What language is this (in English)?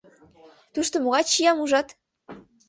Mari